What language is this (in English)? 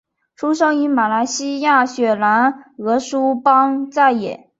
Chinese